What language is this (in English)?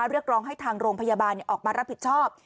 Thai